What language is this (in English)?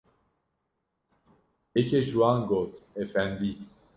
Kurdish